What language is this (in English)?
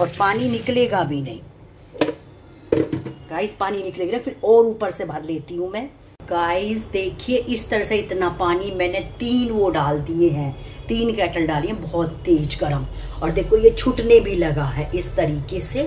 Hindi